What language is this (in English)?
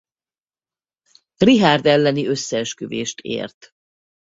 Hungarian